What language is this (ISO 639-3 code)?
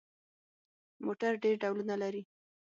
pus